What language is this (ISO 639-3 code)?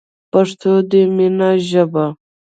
pus